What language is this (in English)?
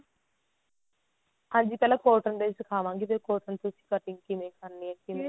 Punjabi